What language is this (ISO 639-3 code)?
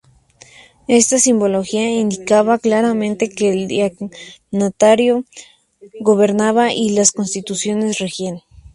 spa